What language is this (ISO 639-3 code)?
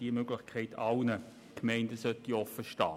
gsw